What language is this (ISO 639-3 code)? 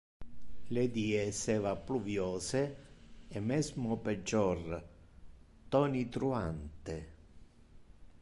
ina